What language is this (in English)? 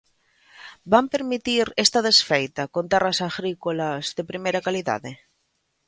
Galician